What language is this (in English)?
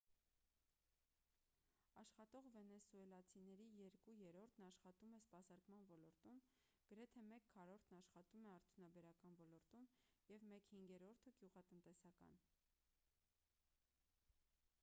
Armenian